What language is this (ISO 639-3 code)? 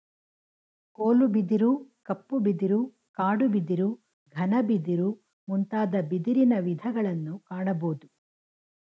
kan